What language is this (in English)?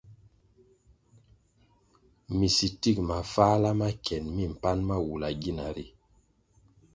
Kwasio